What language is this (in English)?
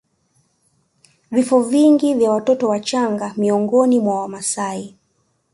Swahili